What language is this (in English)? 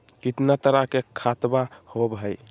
Magahi